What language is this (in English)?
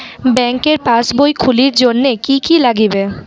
Bangla